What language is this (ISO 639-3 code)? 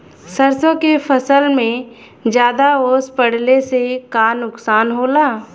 bho